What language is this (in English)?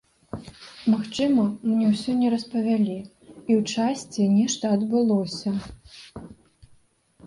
Belarusian